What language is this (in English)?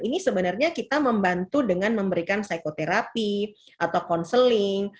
Indonesian